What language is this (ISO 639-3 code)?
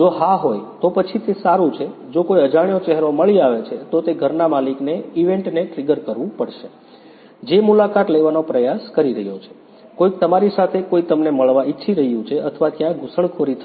guj